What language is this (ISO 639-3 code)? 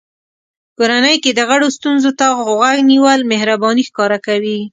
pus